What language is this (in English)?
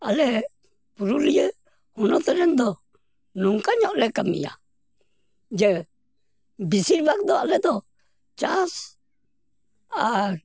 Santali